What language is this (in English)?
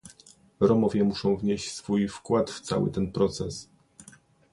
Polish